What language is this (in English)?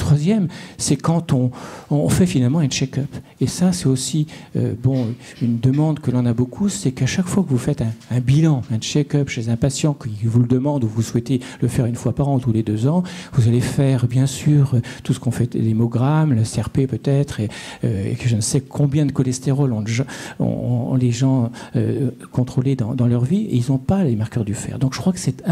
French